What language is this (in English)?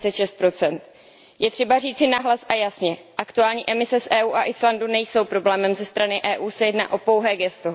Czech